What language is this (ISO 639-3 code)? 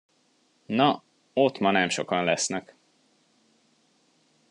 hun